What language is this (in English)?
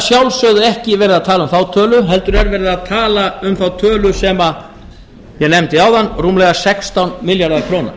Icelandic